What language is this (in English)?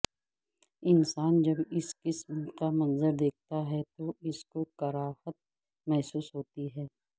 Urdu